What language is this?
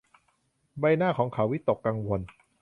Thai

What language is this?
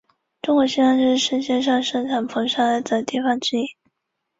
Chinese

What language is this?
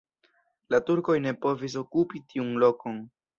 Esperanto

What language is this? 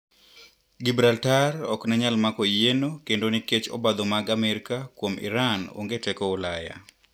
Luo (Kenya and Tanzania)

